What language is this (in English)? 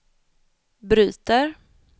Swedish